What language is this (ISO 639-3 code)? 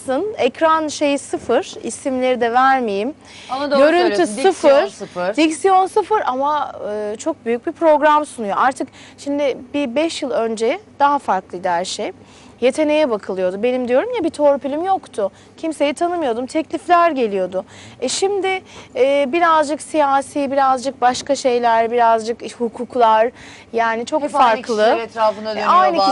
tur